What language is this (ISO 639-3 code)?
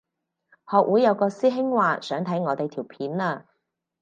yue